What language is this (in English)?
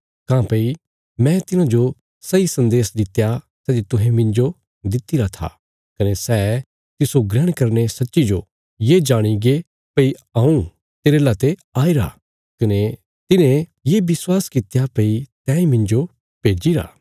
Bilaspuri